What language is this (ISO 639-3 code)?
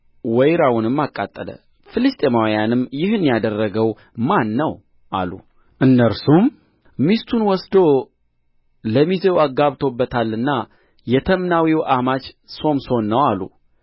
amh